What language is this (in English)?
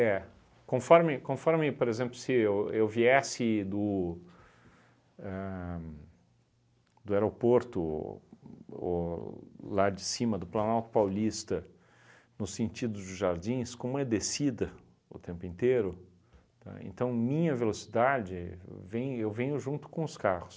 Portuguese